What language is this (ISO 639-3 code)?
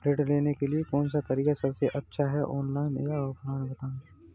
hin